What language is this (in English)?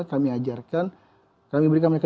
Indonesian